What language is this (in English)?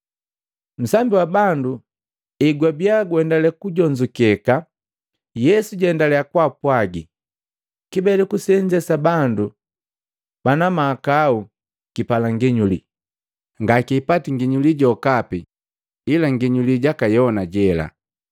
Matengo